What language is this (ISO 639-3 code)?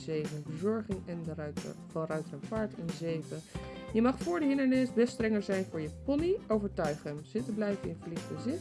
nld